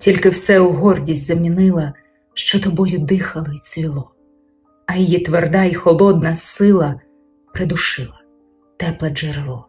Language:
Ukrainian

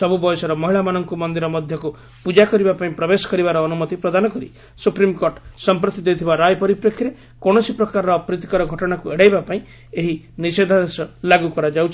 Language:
Odia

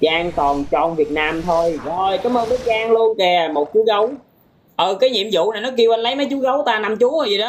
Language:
Vietnamese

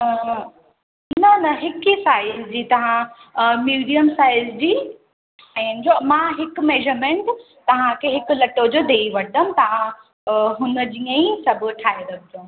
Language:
Sindhi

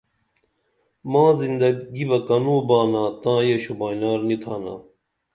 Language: Dameli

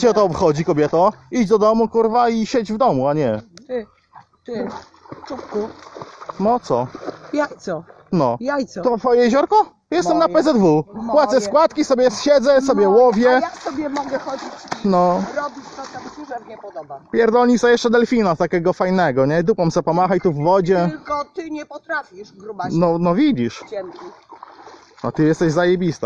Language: Polish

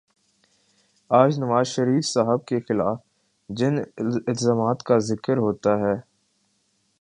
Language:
Urdu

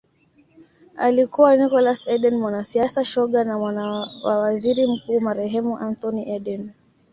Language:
Swahili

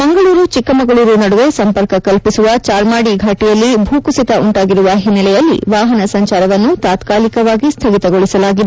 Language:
Kannada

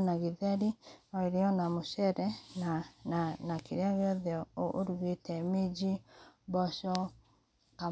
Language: Kikuyu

